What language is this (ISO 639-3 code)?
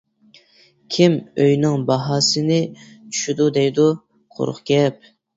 uig